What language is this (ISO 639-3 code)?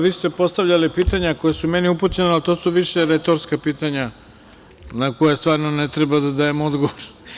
srp